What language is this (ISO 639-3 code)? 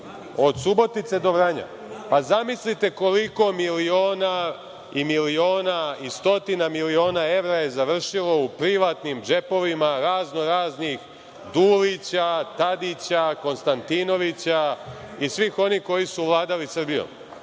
srp